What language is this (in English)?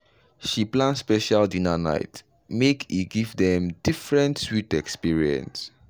Nigerian Pidgin